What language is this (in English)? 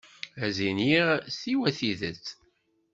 Kabyle